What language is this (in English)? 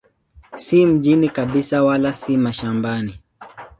Swahili